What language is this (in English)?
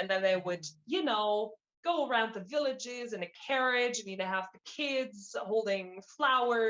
English